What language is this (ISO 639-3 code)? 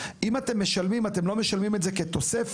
heb